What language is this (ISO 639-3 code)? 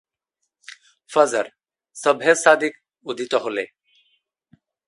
ben